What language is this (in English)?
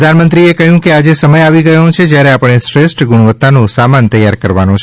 Gujarati